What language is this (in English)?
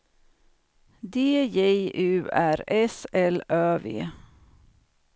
Swedish